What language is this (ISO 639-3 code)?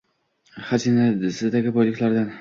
uzb